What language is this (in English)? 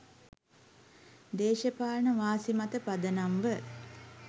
Sinhala